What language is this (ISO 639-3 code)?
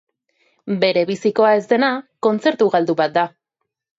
eus